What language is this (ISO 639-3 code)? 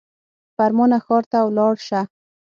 pus